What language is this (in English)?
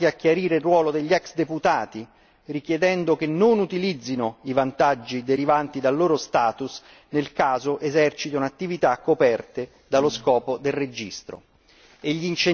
Italian